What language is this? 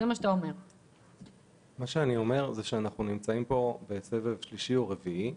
Hebrew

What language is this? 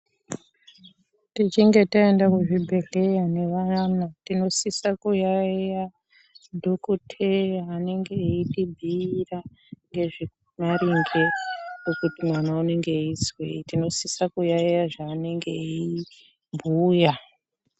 Ndau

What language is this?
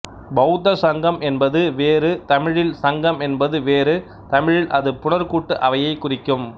Tamil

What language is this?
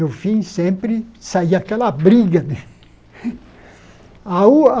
Portuguese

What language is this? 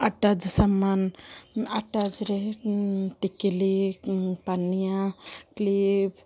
Odia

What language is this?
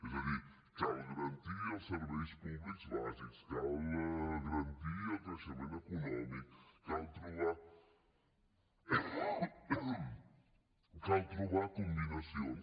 Catalan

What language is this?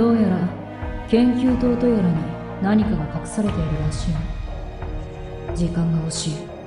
Japanese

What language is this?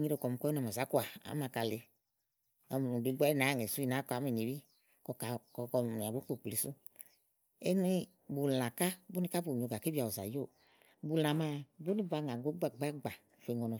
Igo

